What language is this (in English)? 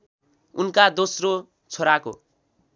Nepali